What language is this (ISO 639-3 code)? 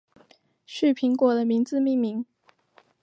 zho